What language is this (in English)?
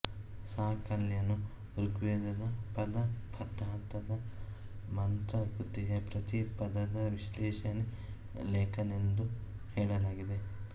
Kannada